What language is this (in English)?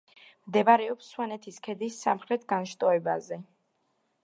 Georgian